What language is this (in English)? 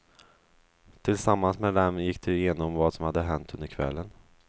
Swedish